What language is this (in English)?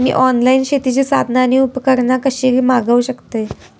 Marathi